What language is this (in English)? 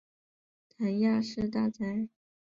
Chinese